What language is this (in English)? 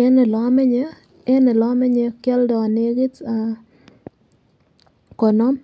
Kalenjin